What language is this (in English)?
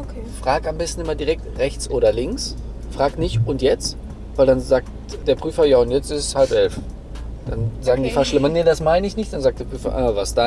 German